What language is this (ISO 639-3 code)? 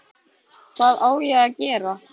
isl